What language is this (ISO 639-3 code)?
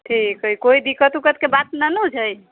mai